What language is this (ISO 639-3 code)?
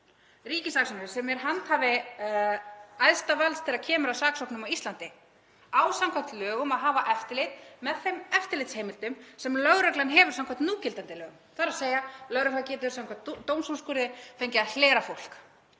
isl